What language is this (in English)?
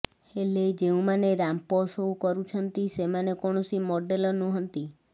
Odia